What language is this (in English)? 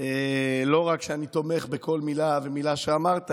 Hebrew